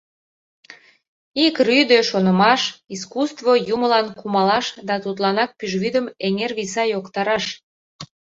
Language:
Mari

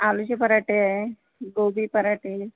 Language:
Marathi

